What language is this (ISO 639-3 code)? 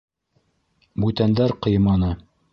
bak